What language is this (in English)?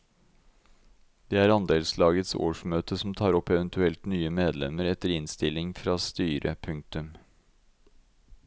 Norwegian